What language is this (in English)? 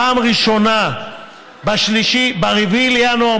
Hebrew